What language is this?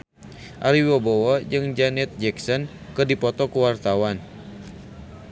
Sundanese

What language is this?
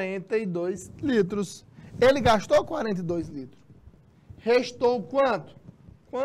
Portuguese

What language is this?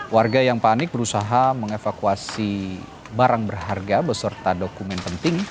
Indonesian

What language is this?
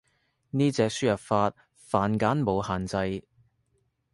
Cantonese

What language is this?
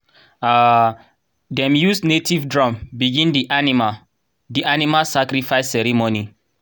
Nigerian Pidgin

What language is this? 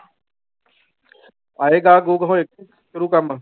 Punjabi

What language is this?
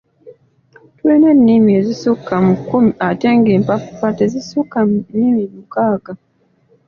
Ganda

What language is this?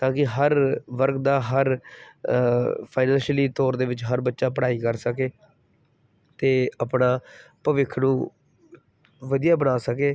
Punjabi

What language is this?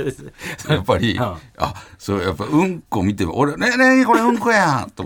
Japanese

